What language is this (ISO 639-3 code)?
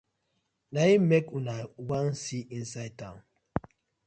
pcm